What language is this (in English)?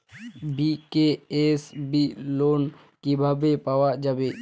Bangla